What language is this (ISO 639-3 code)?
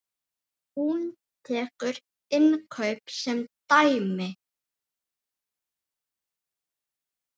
isl